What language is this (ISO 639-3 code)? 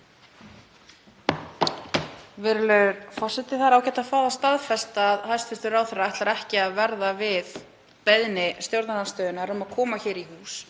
isl